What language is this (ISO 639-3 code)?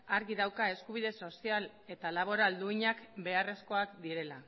eus